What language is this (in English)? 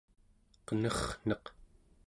Central Yupik